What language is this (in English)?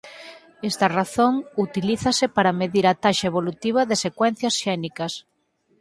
Galician